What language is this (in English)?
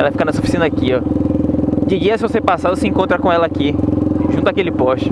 Portuguese